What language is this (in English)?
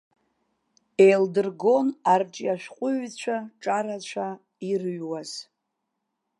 Abkhazian